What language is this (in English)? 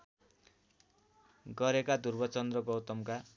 Nepali